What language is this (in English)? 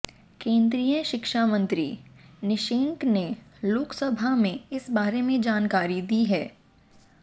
Hindi